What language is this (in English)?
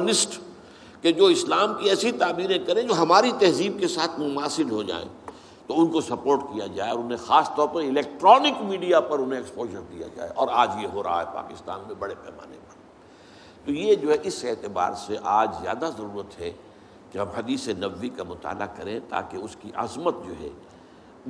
Urdu